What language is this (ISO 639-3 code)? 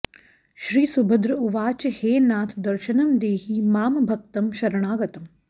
san